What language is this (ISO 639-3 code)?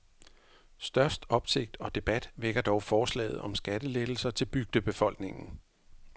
dan